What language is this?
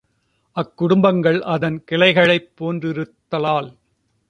Tamil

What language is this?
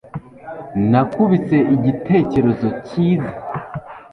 Kinyarwanda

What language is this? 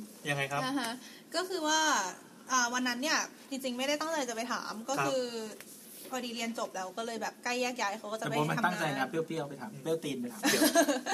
Thai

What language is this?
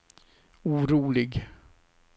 Swedish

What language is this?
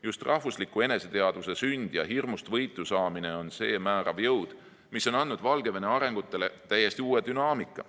Estonian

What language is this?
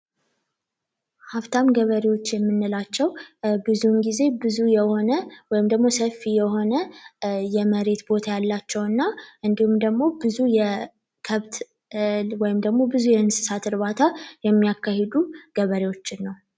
Amharic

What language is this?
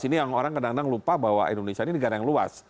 Indonesian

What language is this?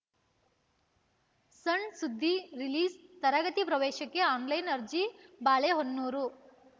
Kannada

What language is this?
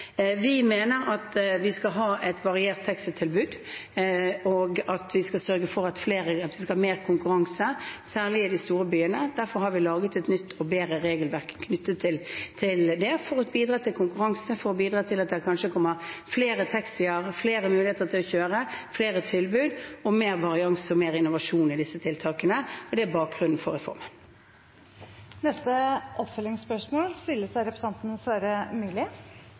Norwegian Bokmål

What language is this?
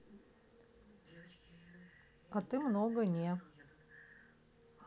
Russian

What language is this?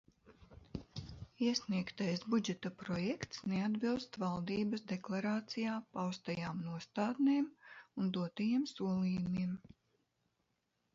Latvian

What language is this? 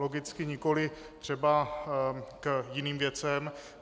Czech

